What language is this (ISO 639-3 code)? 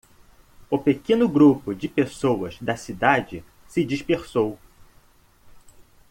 por